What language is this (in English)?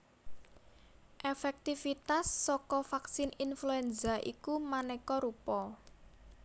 Javanese